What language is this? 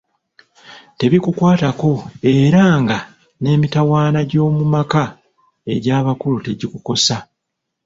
Ganda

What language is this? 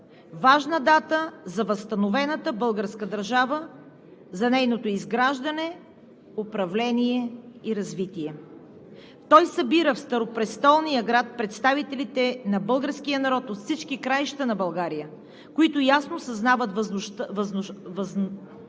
Bulgarian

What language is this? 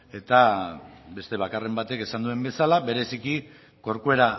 Basque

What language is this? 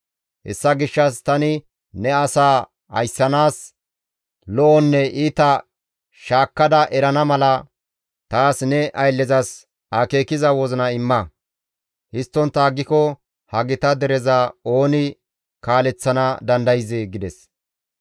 Gamo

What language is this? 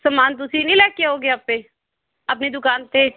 Punjabi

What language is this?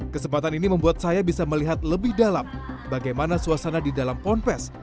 Indonesian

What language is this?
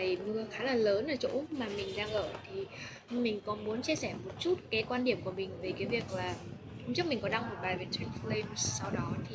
Vietnamese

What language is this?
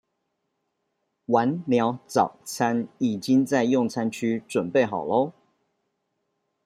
Chinese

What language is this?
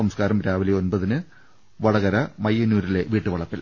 Malayalam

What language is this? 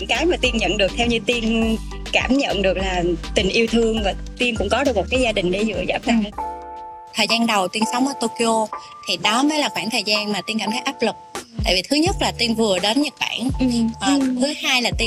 Vietnamese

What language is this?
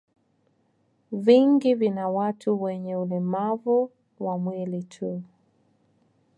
Swahili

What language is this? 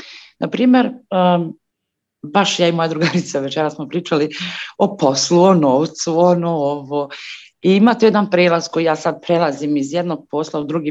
Croatian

